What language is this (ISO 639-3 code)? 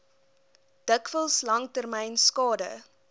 afr